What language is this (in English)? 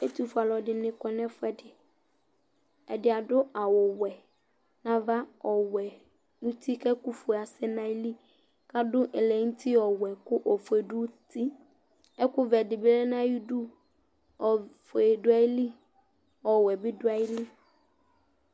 Ikposo